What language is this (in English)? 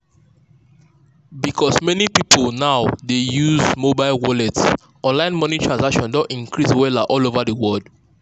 Nigerian Pidgin